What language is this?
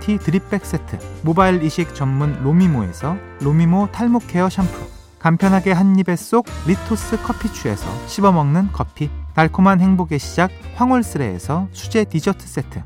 Korean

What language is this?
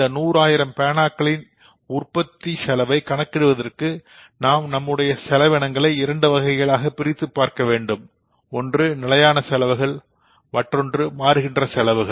Tamil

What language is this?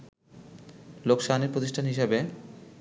Bangla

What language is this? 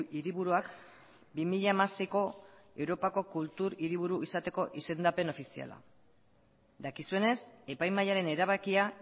Basque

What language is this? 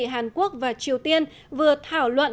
Vietnamese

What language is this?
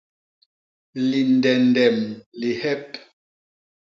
Basaa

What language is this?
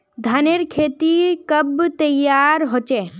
Magahi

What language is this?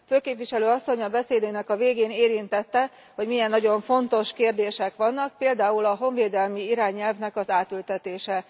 Hungarian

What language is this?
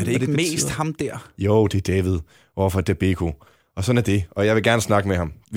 Danish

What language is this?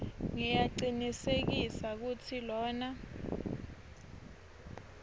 Swati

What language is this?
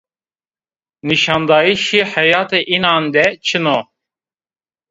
Zaza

